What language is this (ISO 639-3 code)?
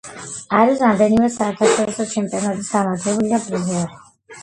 kat